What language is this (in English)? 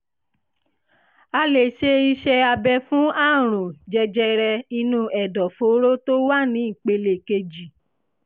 Yoruba